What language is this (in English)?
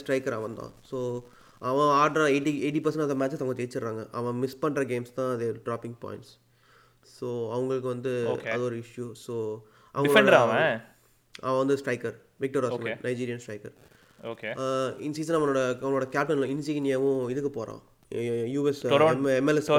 Tamil